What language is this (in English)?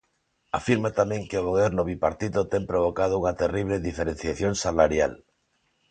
Galician